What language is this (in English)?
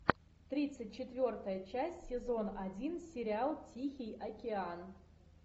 Russian